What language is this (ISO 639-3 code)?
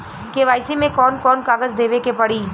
bho